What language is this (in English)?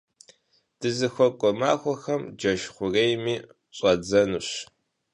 Kabardian